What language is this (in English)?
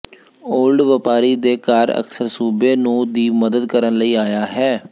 Punjabi